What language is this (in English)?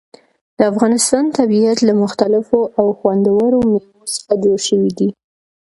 Pashto